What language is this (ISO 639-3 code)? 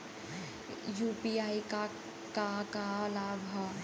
bho